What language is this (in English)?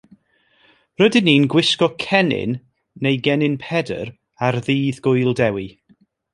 Welsh